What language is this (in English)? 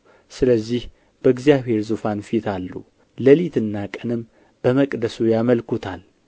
Amharic